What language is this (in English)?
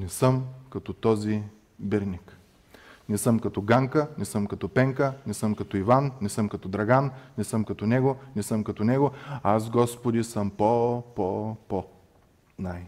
Bulgarian